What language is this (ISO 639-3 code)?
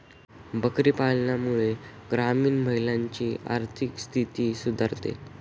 mar